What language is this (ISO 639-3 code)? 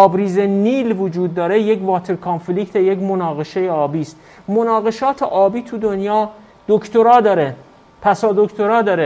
fas